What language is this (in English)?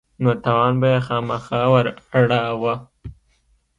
Pashto